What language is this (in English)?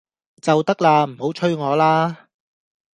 Cantonese